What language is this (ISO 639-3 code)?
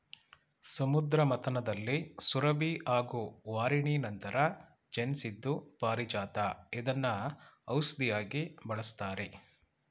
kan